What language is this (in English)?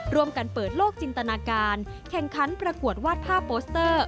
Thai